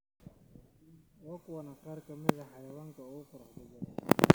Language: Somali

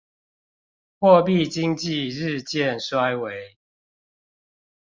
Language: Chinese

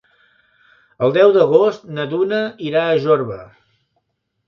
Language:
Catalan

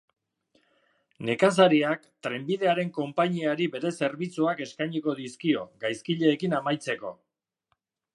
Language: Basque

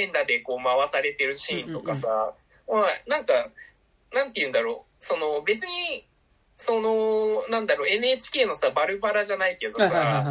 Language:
Japanese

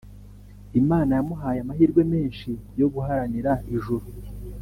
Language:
Kinyarwanda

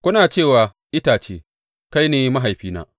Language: Hausa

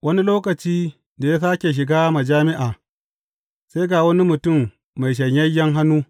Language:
Hausa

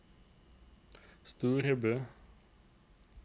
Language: Norwegian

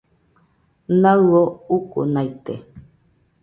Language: Nüpode Huitoto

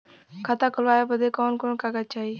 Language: Bhojpuri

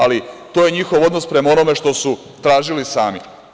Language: Serbian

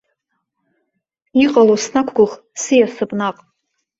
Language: Abkhazian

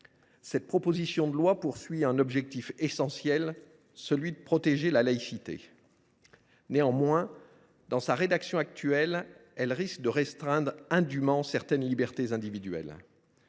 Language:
French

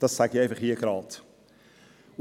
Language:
Swiss German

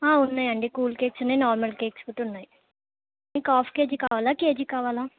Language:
Telugu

